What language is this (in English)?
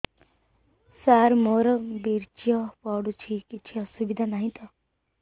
Odia